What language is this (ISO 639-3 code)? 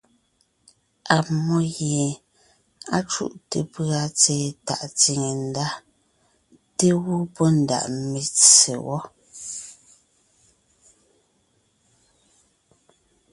nnh